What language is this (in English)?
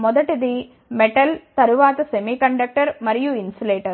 Telugu